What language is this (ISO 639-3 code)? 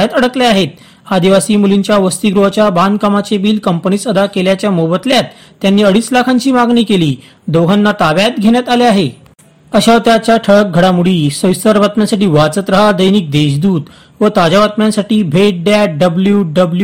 mar